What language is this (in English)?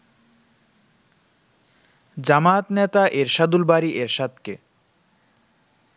Bangla